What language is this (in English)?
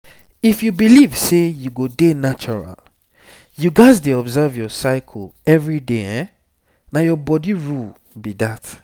Nigerian Pidgin